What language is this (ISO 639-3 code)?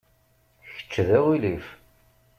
kab